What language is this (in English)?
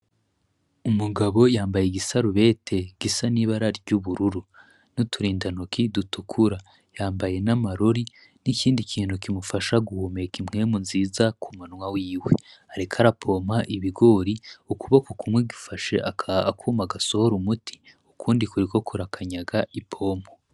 Rundi